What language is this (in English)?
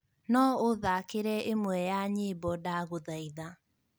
Kikuyu